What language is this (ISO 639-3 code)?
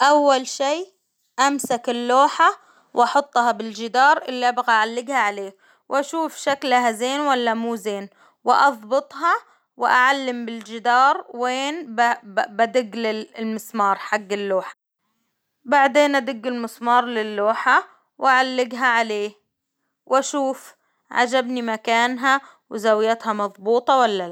acw